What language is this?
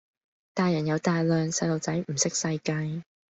Cantonese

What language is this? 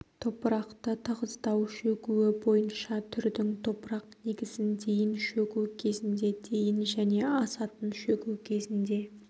Kazakh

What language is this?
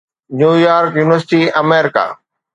Sindhi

